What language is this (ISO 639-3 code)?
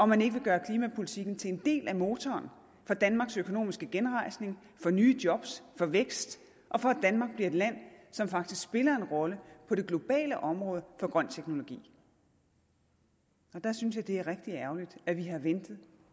dan